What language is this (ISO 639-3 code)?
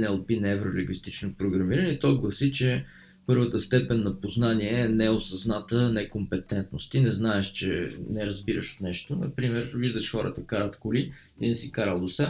bul